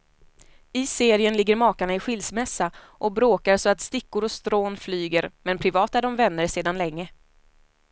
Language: Swedish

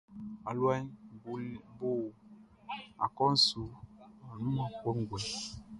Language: Baoulé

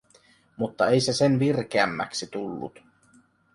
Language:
Finnish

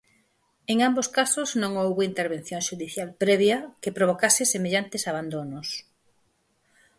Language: Galician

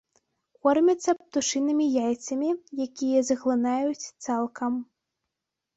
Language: Belarusian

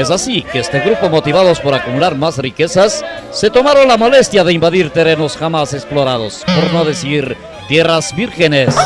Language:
Spanish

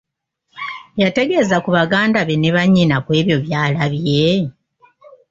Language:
Ganda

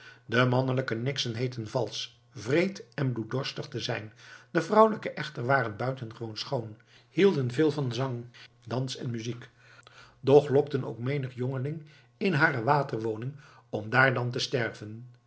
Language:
Dutch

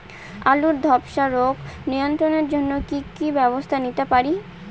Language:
Bangla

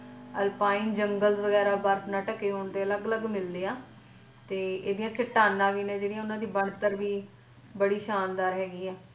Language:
Punjabi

